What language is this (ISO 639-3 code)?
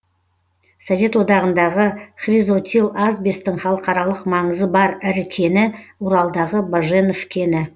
kaz